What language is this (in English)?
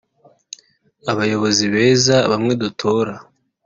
Kinyarwanda